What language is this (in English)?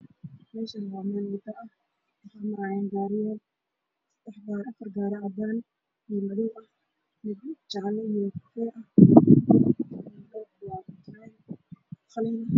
Somali